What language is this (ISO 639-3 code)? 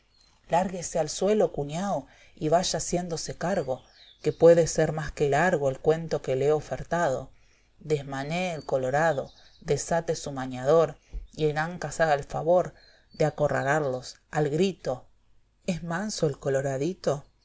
spa